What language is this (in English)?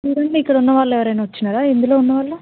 Telugu